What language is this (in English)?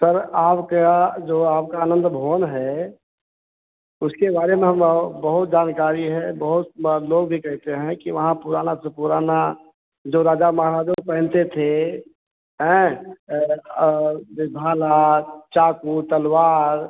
Hindi